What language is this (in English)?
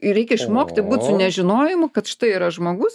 Lithuanian